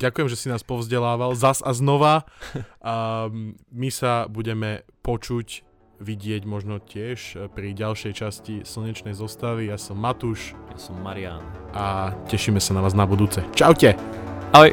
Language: Slovak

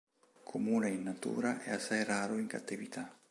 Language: Italian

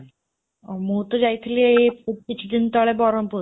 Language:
Odia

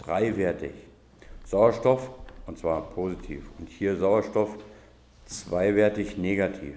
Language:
German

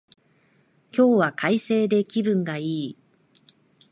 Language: Japanese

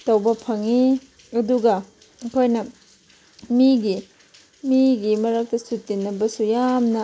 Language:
Manipuri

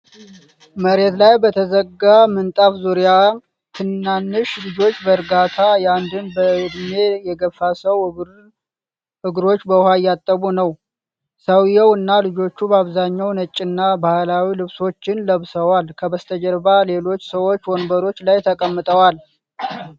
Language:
Amharic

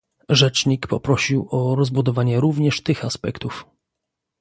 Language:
Polish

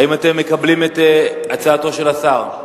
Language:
Hebrew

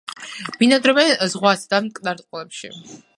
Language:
Georgian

